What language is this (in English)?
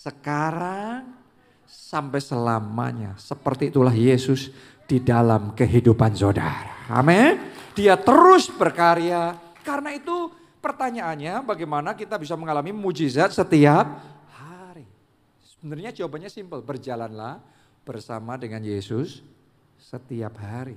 Indonesian